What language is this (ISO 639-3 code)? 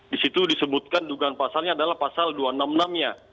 ind